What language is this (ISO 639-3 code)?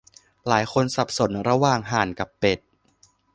tha